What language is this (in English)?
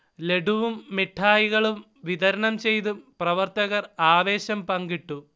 Malayalam